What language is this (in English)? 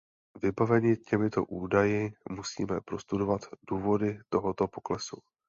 Czech